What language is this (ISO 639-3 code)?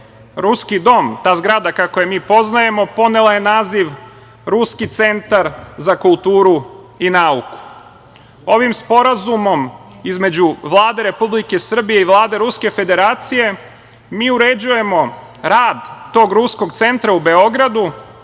srp